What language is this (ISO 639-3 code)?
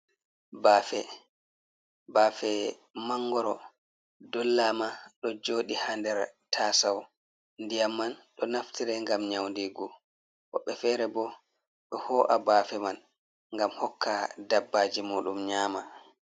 ful